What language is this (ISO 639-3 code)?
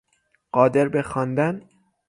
fas